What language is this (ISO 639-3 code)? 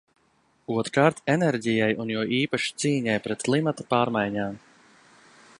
lav